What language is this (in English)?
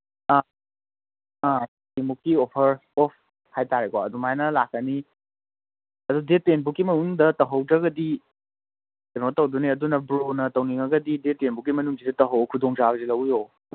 Manipuri